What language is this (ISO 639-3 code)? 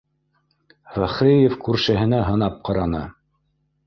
bak